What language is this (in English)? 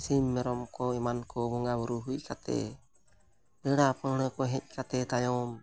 Santali